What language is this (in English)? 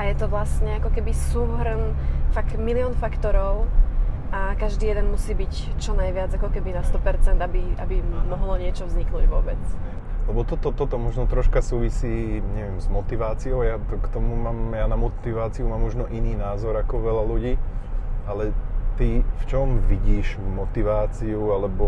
Slovak